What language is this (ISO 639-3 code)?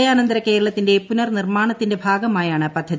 mal